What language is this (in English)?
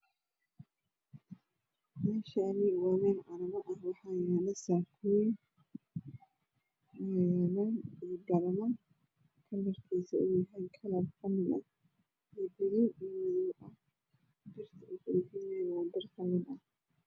Somali